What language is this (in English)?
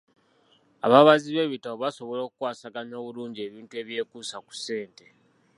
Ganda